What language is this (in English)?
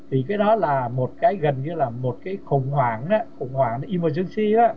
Vietnamese